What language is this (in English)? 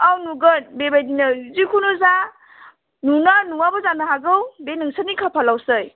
Bodo